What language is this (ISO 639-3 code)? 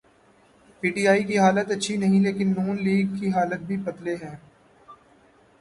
urd